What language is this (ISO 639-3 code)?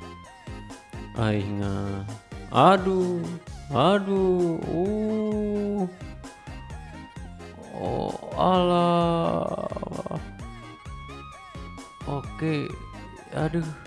ind